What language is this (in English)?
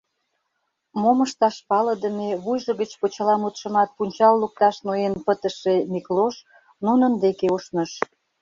Mari